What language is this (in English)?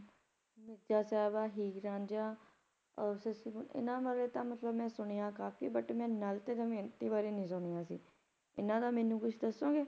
Punjabi